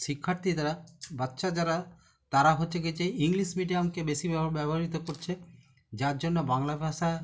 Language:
Bangla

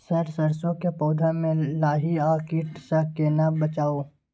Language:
Maithili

